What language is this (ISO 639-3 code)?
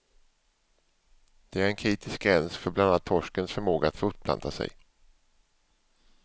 swe